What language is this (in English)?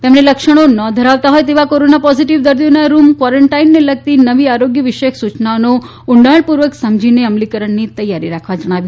Gujarati